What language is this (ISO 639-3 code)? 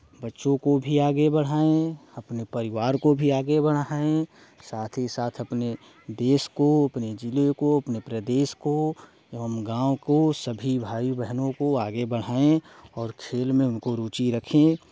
hin